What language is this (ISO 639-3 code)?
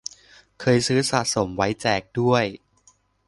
tha